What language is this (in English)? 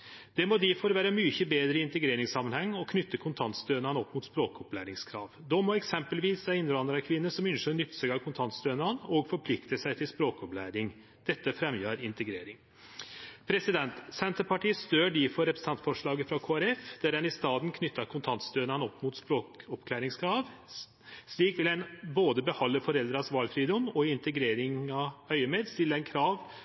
Norwegian Nynorsk